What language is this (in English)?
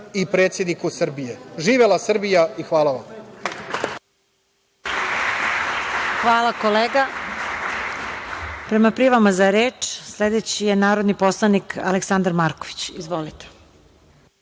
Serbian